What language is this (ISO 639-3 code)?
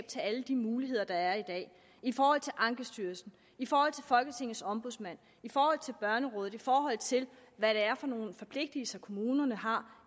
dan